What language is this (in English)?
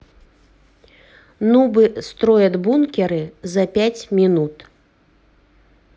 Russian